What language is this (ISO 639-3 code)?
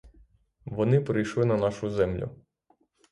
ukr